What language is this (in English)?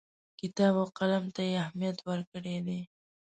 Pashto